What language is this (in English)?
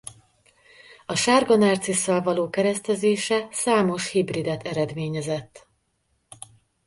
Hungarian